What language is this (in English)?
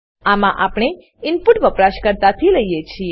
Gujarati